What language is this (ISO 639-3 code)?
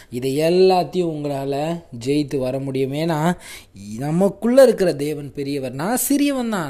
tam